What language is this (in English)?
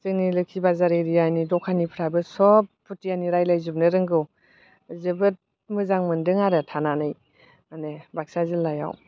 Bodo